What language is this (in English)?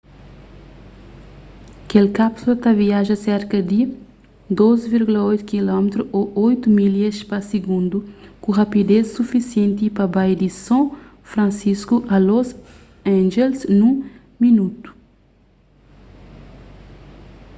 Kabuverdianu